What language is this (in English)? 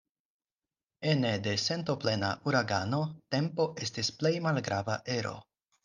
Esperanto